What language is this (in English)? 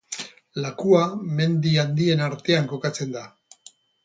Basque